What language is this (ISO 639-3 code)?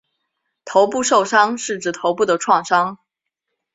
zho